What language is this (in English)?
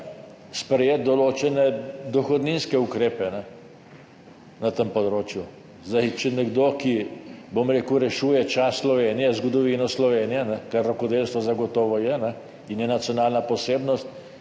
Slovenian